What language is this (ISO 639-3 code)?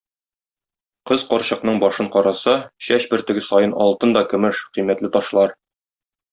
tat